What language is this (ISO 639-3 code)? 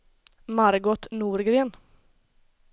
swe